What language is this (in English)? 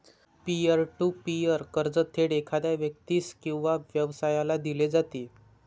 Marathi